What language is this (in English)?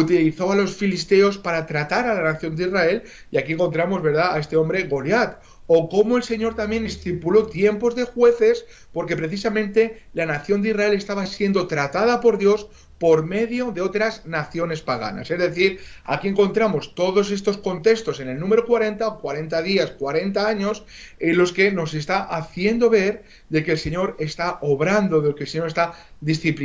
Spanish